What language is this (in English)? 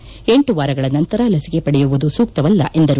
Kannada